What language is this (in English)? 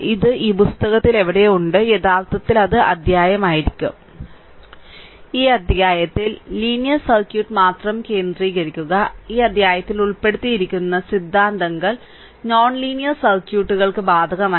Malayalam